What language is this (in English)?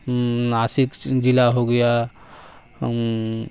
Urdu